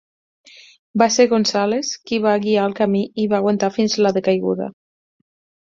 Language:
Catalan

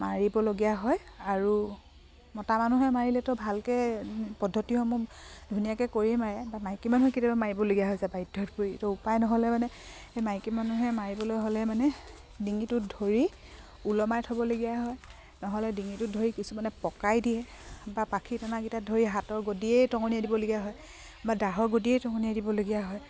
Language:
Assamese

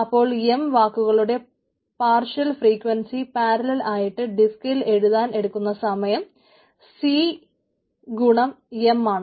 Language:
Malayalam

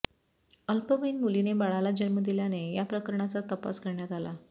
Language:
Marathi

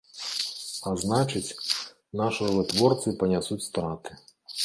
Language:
Belarusian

